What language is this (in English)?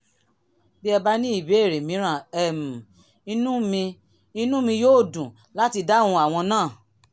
Yoruba